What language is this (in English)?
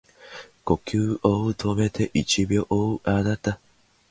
Japanese